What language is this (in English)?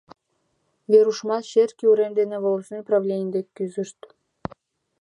Mari